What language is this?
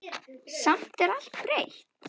Icelandic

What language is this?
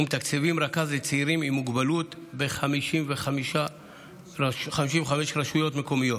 Hebrew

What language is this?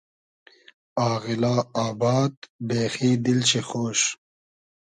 Hazaragi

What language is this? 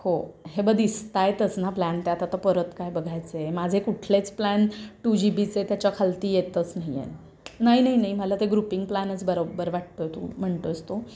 Marathi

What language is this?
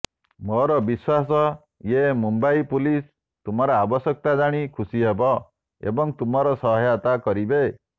Odia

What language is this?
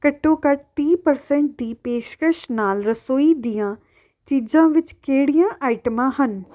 Punjabi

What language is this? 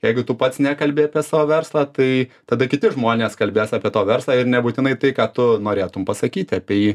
Lithuanian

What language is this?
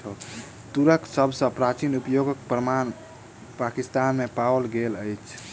Maithili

